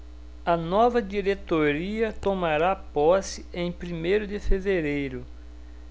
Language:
Portuguese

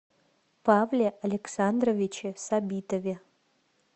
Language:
Russian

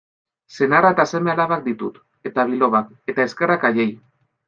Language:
Basque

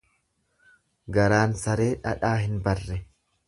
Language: Oromo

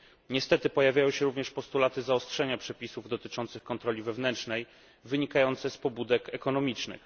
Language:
Polish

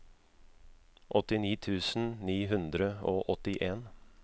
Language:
Norwegian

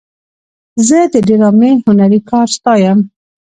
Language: Pashto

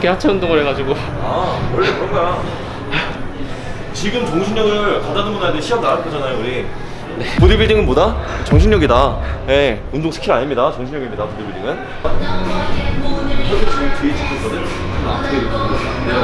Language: Korean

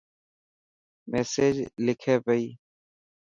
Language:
Dhatki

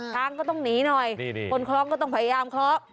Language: Thai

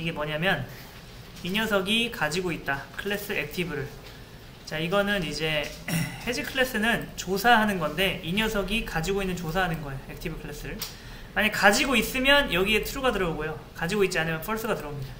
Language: Korean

